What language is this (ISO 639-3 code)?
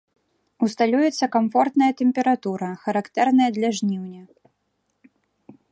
bel